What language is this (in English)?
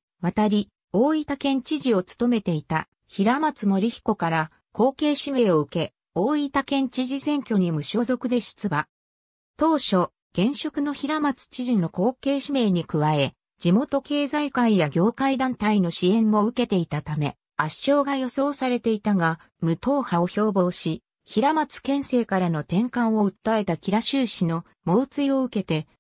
Japanese